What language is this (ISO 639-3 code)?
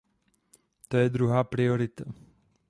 ces